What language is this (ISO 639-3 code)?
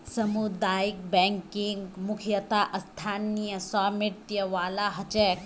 mag